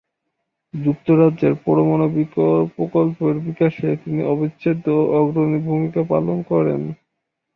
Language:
Bangla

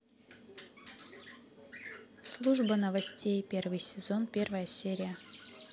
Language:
Russian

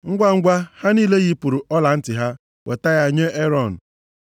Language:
Igbo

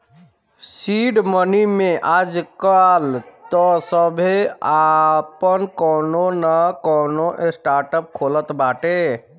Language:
Bhojpuri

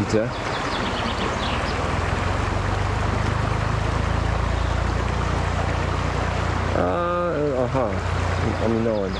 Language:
Polish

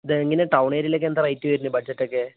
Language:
Malayalam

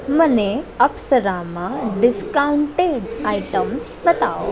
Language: Gujarati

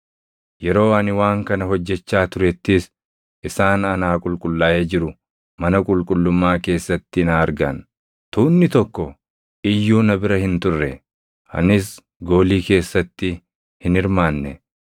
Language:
Oromo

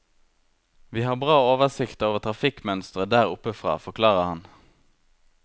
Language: Norwegian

